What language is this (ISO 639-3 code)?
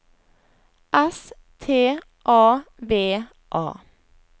nor